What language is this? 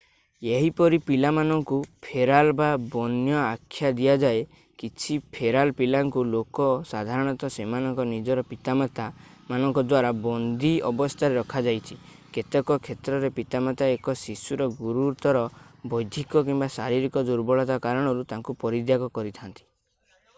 Odia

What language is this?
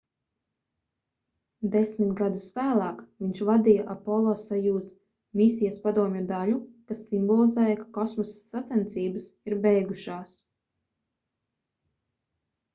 Latvian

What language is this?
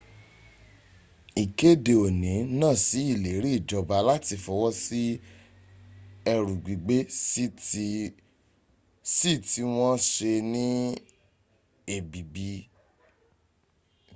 Yoruba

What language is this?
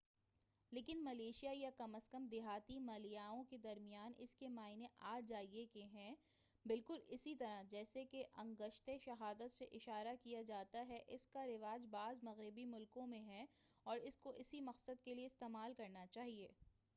Urdu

